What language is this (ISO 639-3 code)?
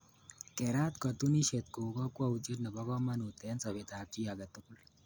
kln